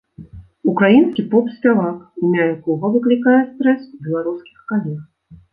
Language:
Belarusian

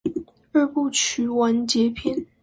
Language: Chinese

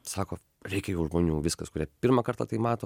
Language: Lithuanian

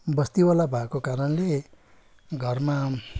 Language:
Nepali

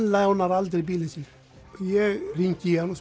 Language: Icelandic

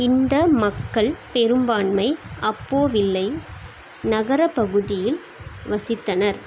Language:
Tamil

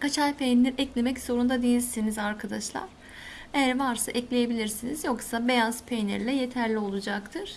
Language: Turkish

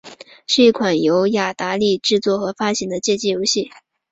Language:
Chinese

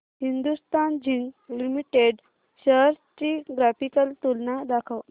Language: Marathi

